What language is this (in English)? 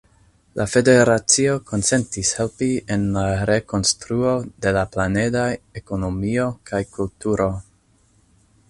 Esperanto